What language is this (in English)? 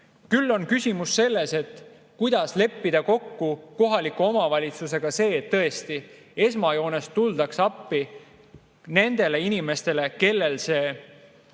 Estonian